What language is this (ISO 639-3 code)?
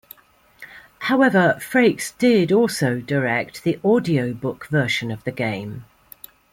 eng